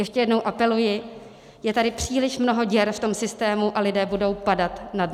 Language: Czech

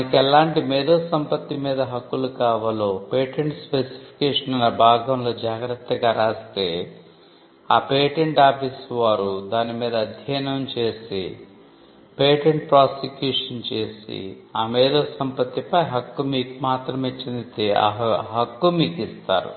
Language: Telugu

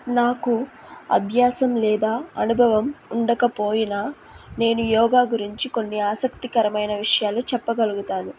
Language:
Telugu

